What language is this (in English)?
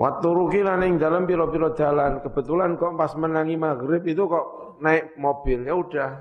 Indonesian